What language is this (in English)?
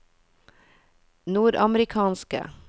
Norwegian